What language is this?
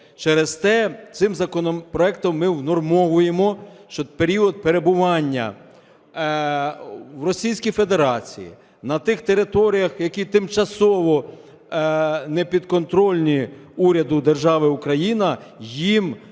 Ukrainian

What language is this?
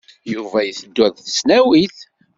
Kabyle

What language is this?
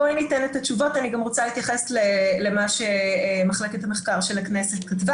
Hebrew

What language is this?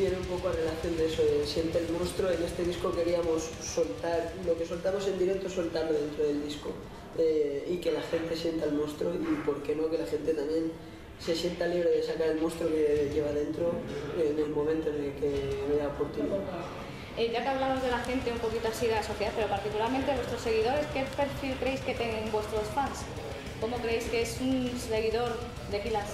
Spanish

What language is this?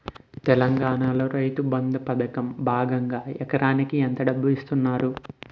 Telugu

